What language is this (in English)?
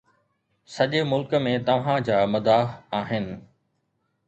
Sindhi